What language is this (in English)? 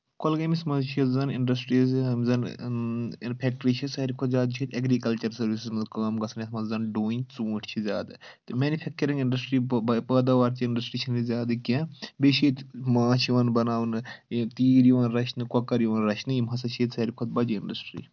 Kashmiri